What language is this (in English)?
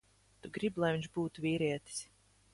Latvian